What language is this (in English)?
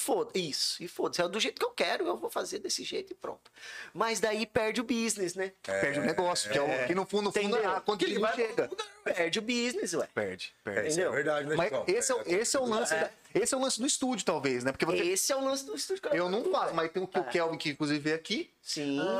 Portuguese